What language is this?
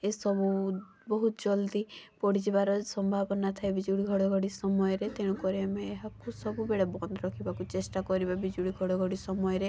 Odia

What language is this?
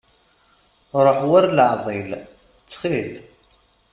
Kabyle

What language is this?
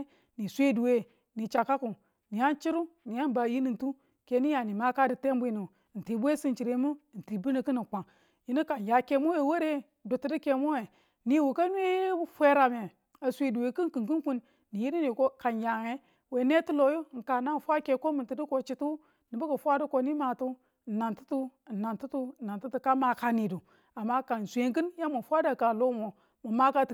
Tula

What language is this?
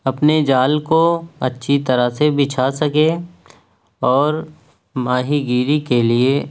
Urdu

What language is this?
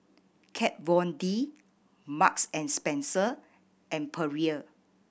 English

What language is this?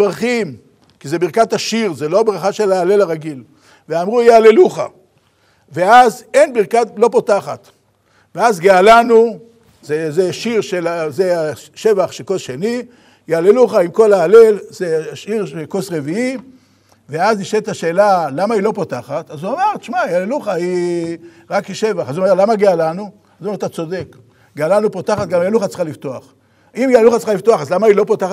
Hebrew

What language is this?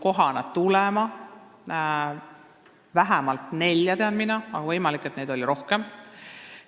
Estonian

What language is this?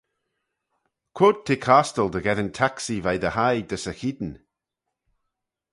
Manx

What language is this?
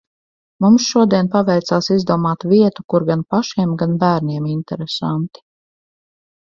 Latvian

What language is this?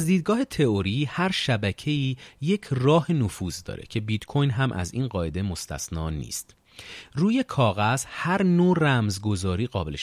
Persian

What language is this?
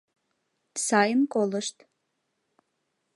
Mari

